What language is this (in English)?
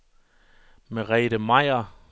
Danish